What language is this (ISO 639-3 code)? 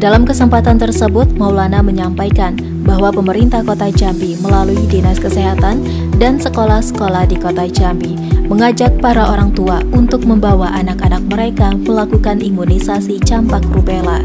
ind